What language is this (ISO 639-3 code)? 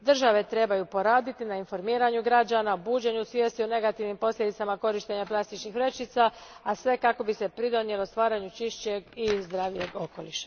hrv